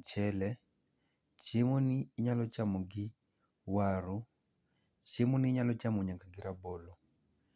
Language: Luo (Kenya and Tanzania)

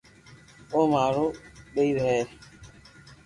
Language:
Loarki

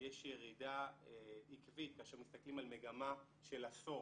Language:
Hebrew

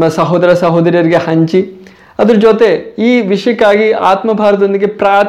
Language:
Kannada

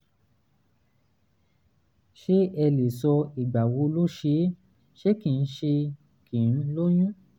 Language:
Yoruba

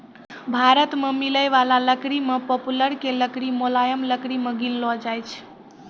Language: Maithili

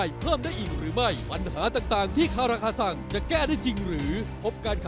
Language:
Thai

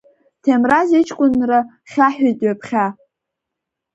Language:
Abkhazian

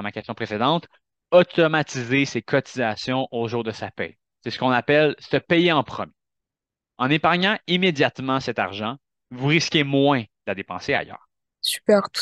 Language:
French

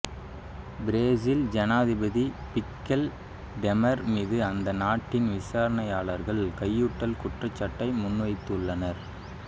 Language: Tamil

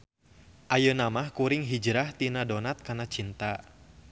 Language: Sundanese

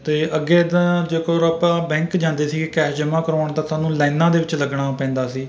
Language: Punjabi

